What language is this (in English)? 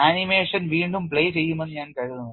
Malayalam